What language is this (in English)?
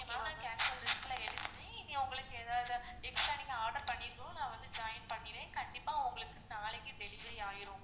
Tamil